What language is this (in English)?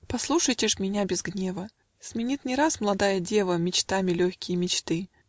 Russian